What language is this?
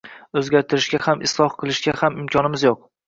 Uzbek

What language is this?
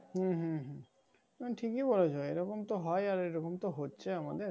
Bangla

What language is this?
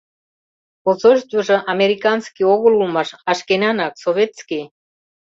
Mari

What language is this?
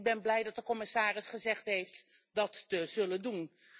Dutch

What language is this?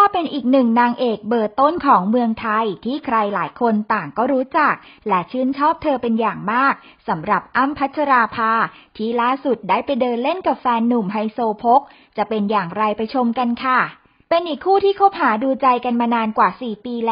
Thai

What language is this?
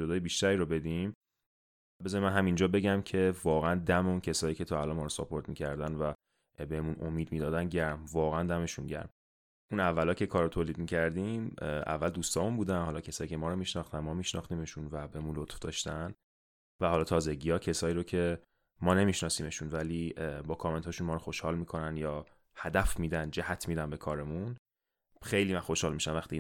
Persian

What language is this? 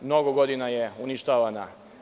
Serbian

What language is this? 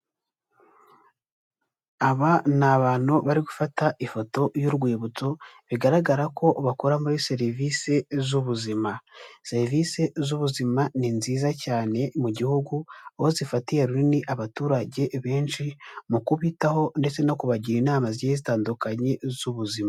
Kinyarwanda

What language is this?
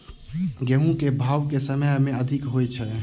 Maithili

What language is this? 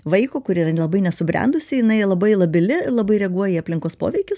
Lithuanian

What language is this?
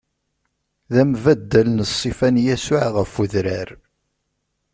Kabyle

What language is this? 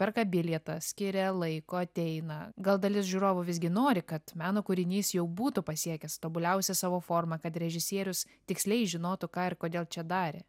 Lithuanian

